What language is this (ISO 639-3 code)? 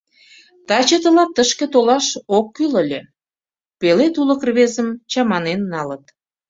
chm